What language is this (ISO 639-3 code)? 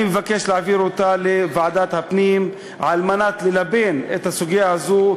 heb